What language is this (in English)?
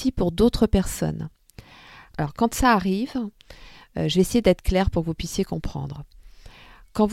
French